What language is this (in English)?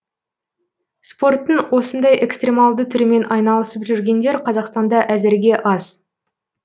Kazakh